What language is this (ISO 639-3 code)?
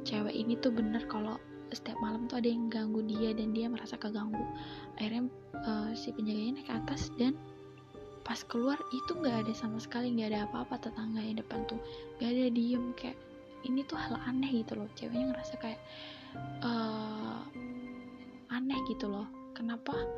ind